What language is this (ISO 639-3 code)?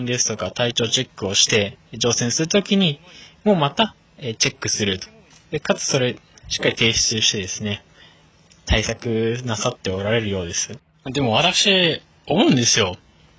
jpn